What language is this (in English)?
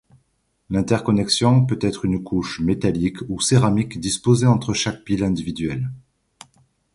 French